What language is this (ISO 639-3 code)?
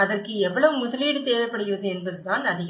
tam